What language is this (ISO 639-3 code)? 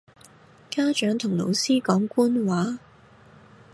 yue